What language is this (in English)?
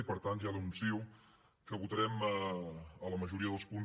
Catalan